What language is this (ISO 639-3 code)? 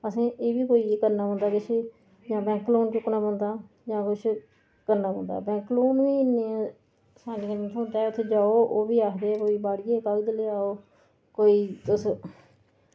doi